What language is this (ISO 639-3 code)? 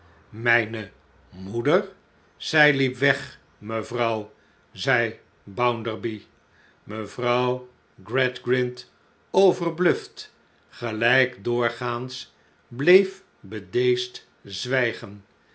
nld